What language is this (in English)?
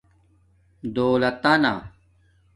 Domaaki